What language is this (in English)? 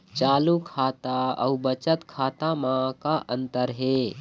Chhattisgarhi